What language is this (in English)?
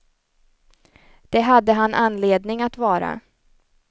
Swedish